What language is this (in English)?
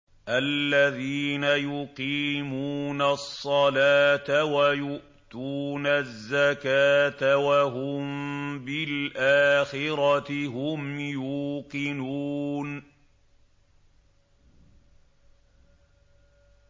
Arabic